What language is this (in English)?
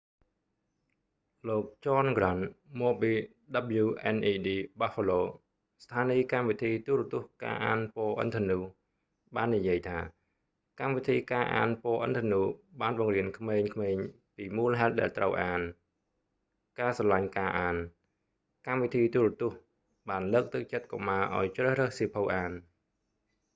Khmer